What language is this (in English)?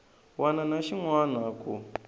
Tsonga